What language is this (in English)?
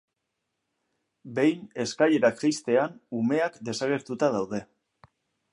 Basque